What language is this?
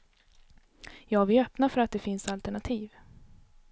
Swedish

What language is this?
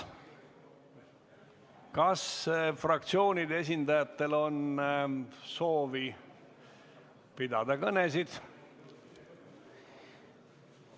Estonian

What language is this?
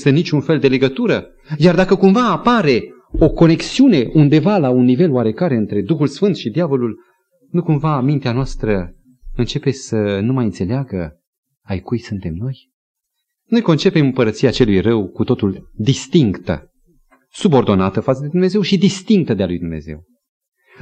Romanian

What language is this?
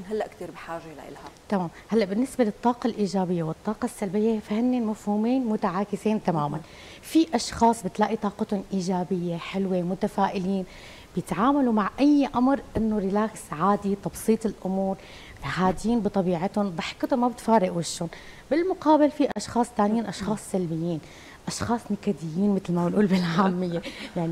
Arabic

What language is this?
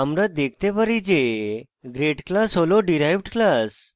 Bangla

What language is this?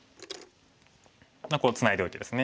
Japanese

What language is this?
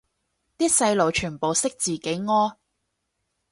Cantonese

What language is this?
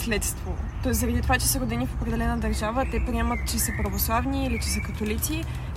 Bulgarian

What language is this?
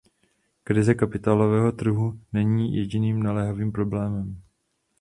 Czech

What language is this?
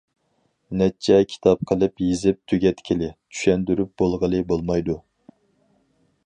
Uyghur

